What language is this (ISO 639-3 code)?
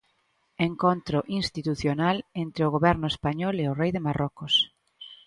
glg